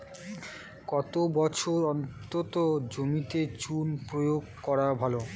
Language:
Bangla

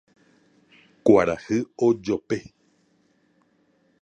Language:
Guarani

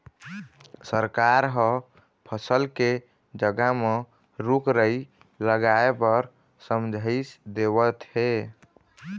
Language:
Chhattisgarhi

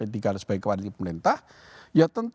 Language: Indonesian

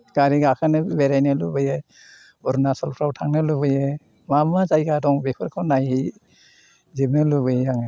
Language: Bodo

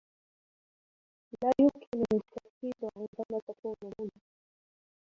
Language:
Arabic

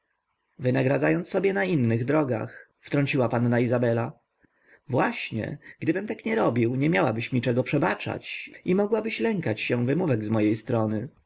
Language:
Polish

